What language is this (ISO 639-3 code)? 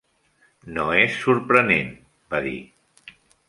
cat